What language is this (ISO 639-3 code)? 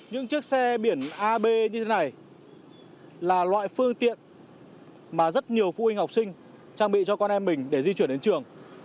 vie